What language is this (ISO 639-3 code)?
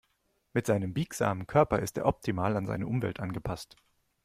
deu